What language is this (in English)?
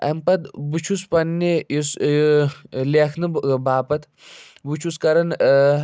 Kashmiri